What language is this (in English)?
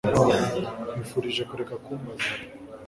Kinyarwanda